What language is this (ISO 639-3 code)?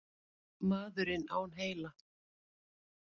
isl